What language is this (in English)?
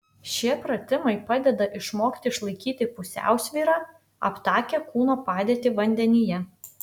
Lithuanian